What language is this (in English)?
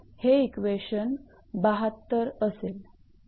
Marathi